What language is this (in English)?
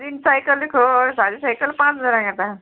Konkani